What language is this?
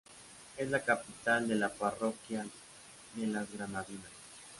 Spanish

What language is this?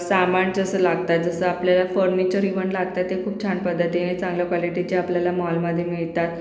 Marathi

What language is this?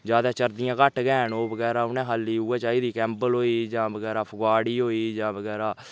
Dogri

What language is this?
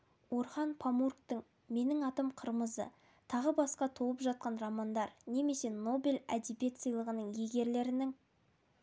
Kazakh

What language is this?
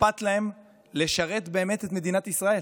Hebrew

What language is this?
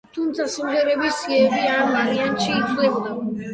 Georgian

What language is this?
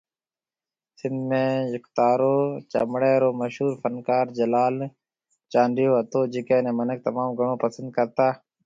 Marwari (Pakistan)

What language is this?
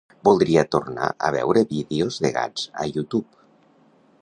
Catalan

